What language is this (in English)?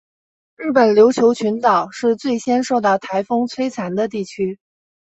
Chinese